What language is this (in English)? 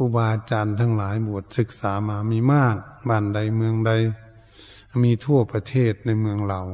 Thai